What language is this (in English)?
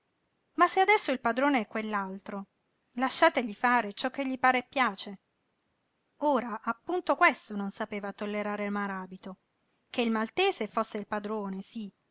Italian